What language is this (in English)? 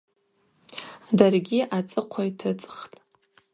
Abaza